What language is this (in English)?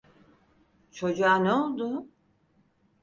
Turkish